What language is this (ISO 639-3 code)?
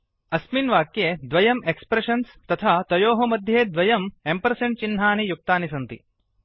san